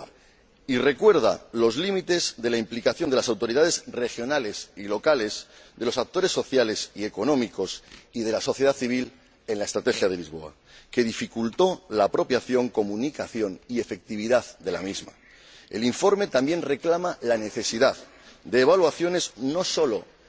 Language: Spanish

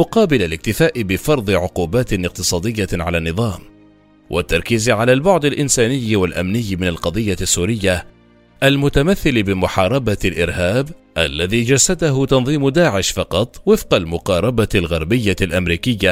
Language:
Arabic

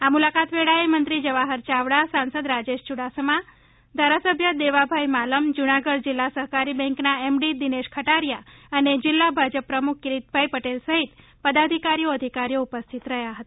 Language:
Gujarati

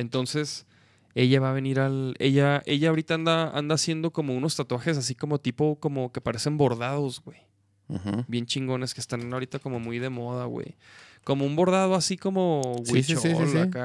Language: Spanish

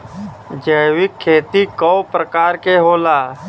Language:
Bhojpuri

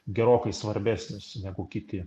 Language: Lithuanian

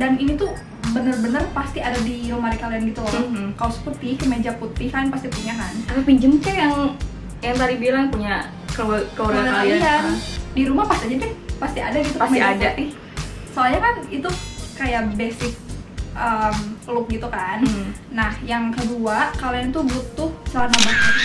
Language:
Indonesian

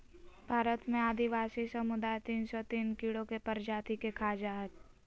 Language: Magahi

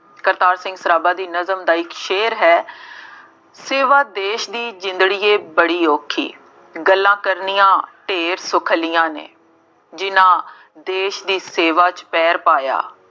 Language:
Punjabi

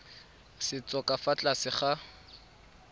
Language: Tswana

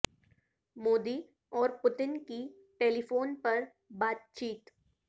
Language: Urdu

